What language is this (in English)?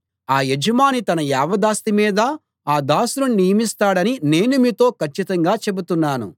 Telugu